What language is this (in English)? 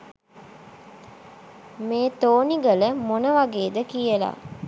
Sinhala